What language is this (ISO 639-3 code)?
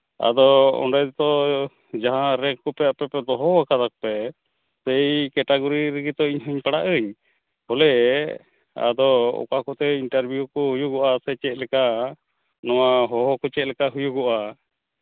sat